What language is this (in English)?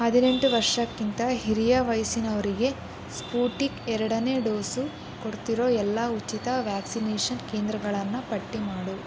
Kannada